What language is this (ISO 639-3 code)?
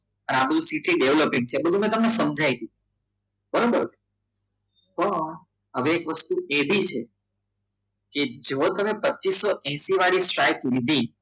guj